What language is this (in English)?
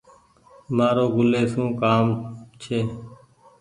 Goaria